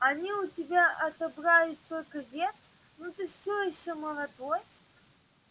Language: Russian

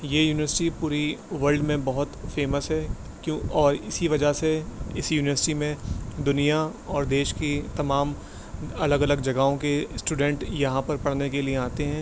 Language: Urdu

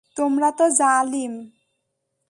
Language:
Bangla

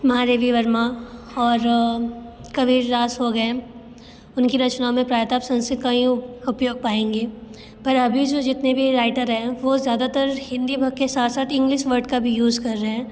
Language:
Hindi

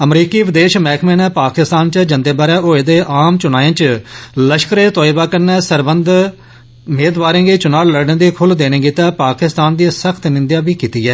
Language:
Dogri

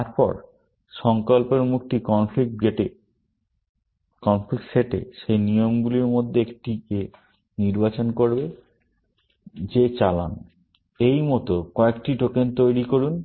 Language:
Bangla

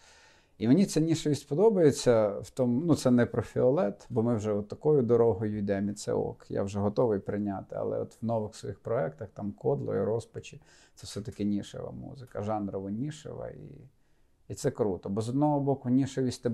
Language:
Ukrainian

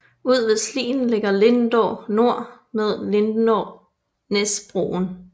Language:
Danish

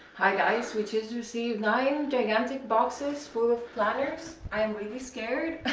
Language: English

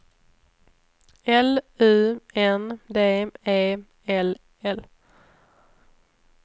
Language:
Swedish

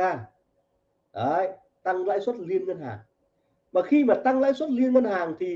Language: Vietnamese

